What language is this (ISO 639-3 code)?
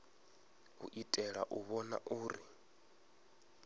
ven